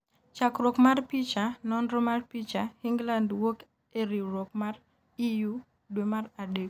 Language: Luo (Kenya and Tanzania)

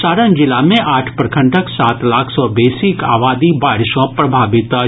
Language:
Maithili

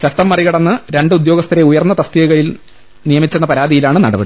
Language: Malayalam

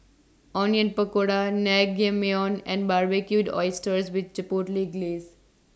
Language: English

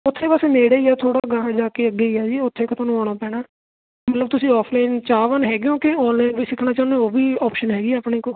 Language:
Punjabi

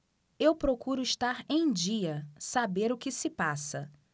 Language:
Portuguese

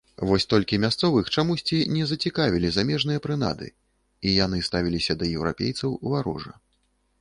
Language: Belarusian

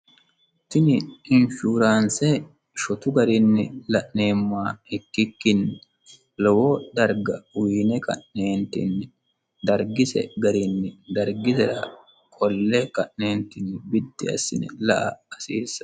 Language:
Sidamo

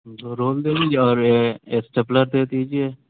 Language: Urdu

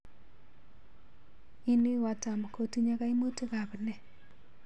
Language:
Kalenjin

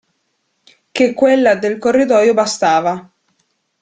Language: Italian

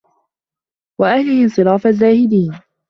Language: Arabic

